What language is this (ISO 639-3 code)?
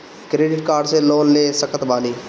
bho